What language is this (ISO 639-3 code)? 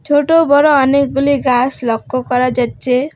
ben